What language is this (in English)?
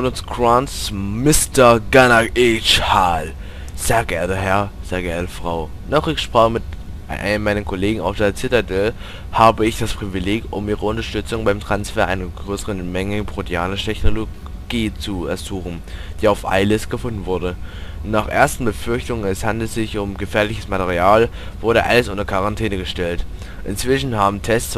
German